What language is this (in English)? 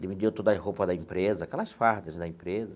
Portuguese